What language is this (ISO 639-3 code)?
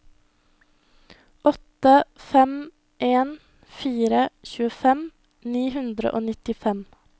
nor